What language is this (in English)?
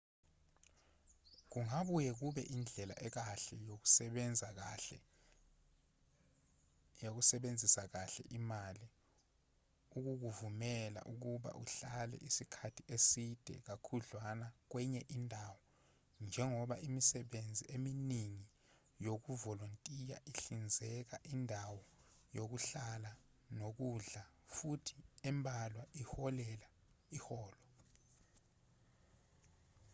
Zulu